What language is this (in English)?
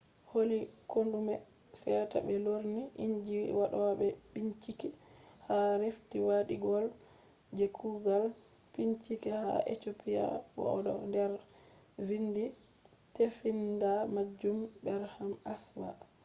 Fula